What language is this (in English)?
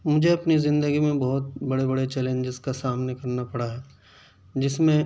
Urdu